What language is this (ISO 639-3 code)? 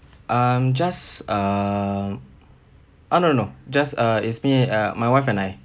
eng